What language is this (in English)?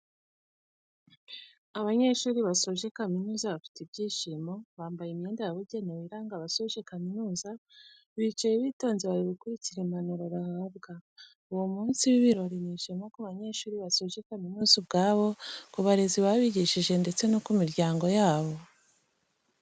Kinyarwanda